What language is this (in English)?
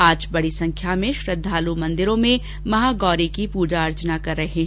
Hindi